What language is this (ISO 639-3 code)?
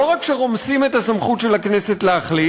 heb